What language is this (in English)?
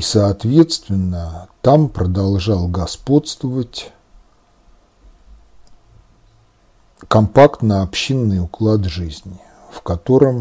Russian